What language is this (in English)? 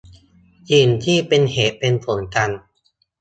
Thai